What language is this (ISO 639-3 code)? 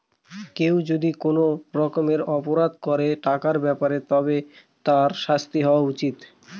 ben